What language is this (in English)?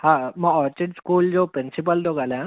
Sindhi